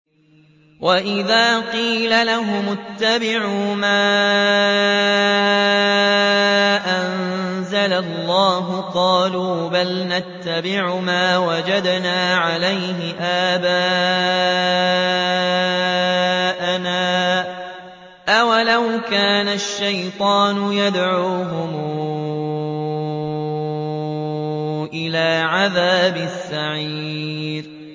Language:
Arabic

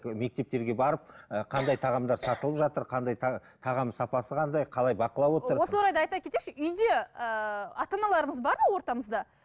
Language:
Kazakh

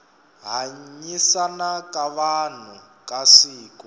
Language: Tsonga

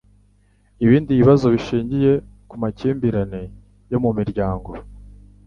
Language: Kinyarwanda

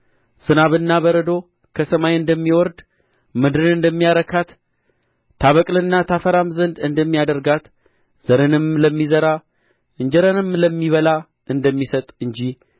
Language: Amharic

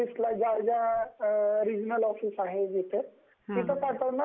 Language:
Marathi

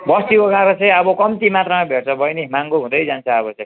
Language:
Nepali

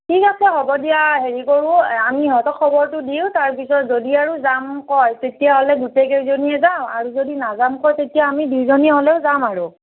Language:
Assamese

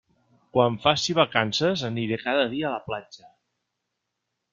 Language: Catalan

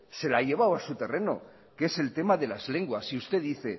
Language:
Spanish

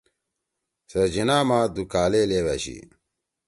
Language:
Torwali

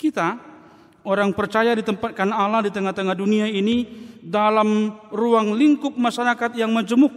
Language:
Indonesian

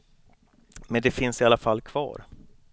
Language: Swedish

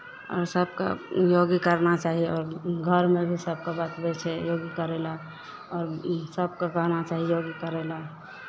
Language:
Maithili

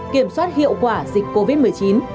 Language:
Vietnamese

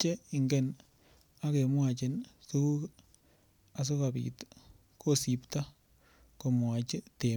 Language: Kalenjin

